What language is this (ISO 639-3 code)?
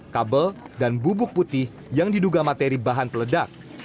ind